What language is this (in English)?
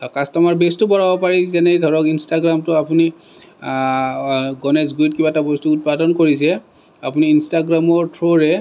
Assamese